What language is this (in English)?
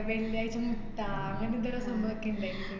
Malayalam